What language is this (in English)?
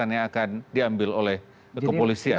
Indonesian